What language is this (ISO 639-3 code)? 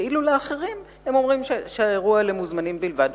heb